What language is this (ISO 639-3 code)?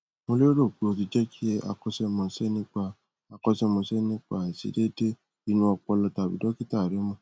yor